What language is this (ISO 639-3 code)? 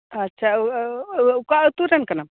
sat